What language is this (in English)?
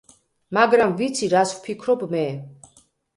Georgian